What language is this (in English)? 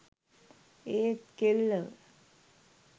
Sinhala